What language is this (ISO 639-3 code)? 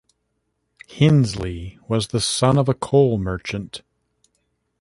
eng